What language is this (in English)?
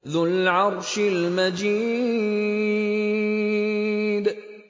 Arabic